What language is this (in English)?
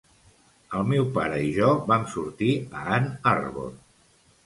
Catalan